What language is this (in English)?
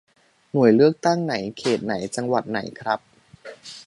Thai